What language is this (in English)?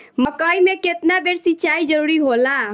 Bhojpuri